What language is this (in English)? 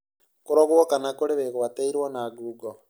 Kikuyu